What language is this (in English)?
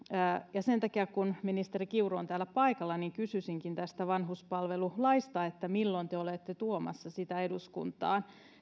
Finnish